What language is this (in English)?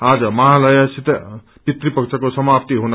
Nepali